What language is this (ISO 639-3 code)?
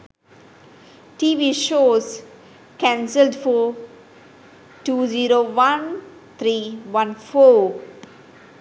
sin